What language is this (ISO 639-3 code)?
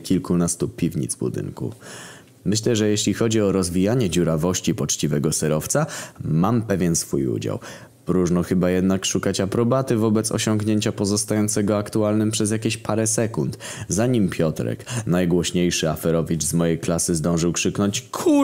pol